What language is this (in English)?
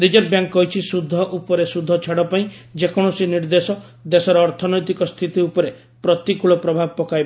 Odia